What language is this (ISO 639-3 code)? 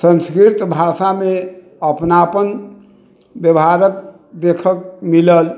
mai